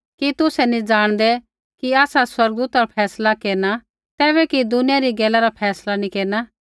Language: Kullu Pahari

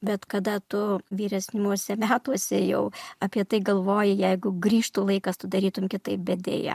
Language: Lithuanian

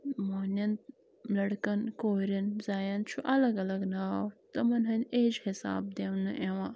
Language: Kashmiri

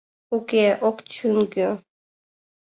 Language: Mari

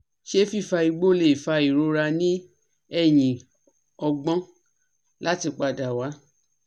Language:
Yoruba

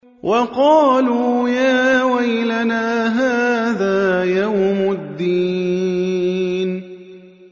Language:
Arabic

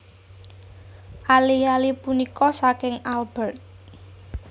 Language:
Javanese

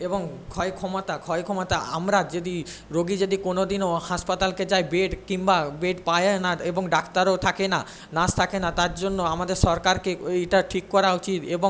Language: Bangla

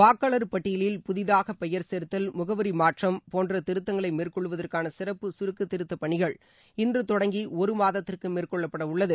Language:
Tamil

